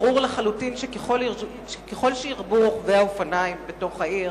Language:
Hebrew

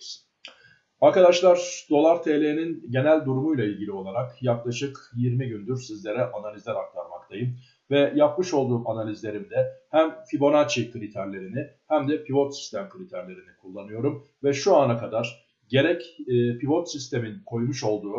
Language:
Turkish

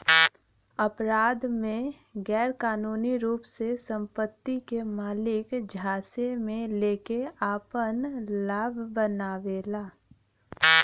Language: Bhojpuri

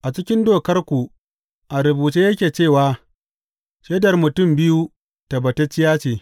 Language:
Hausa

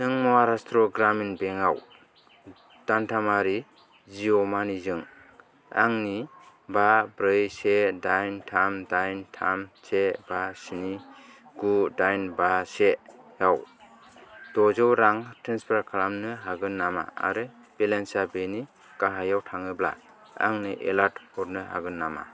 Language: Bodo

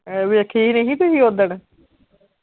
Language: Punjabi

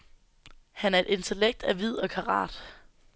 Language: Danish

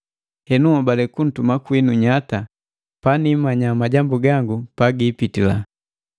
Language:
Matengo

